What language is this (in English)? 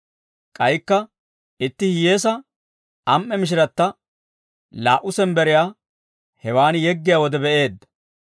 Dawro